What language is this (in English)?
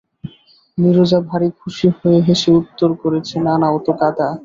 Bangla